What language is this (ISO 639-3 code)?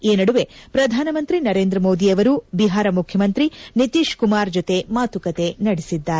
kan